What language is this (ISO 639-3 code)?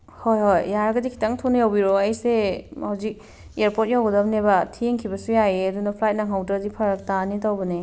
mni